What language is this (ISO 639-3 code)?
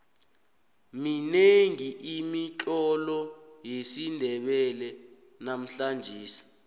nbl